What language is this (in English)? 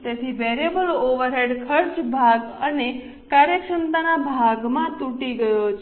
Gujarati